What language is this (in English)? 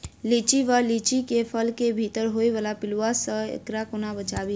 Maithili